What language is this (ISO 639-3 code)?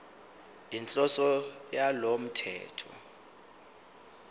zul